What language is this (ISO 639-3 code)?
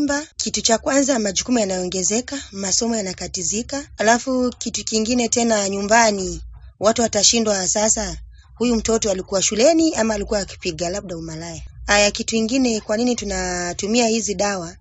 swa